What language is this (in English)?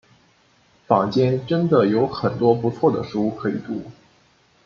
Chinese